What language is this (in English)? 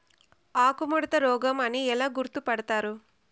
Telugu